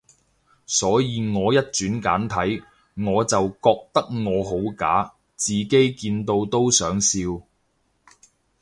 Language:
Cantonese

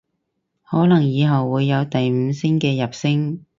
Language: Cantonese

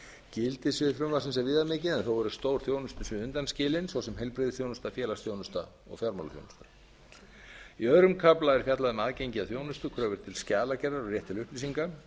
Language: Icelandic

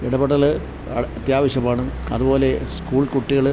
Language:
Malayalam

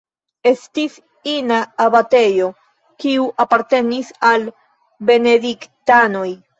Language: Esperanto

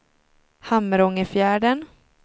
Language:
Swedish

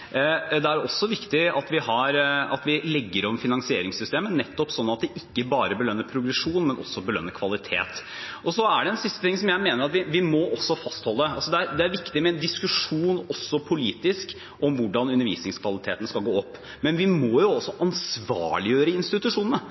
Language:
Norwegian Bokmål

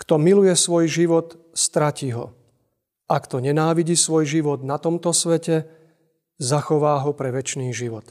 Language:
Slovak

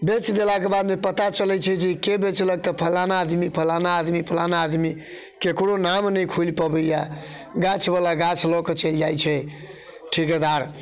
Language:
Maithili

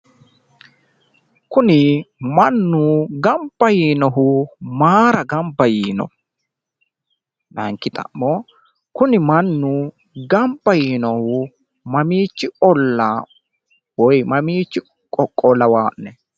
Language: Sidamo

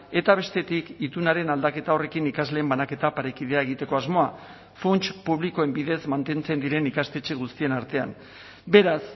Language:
Basque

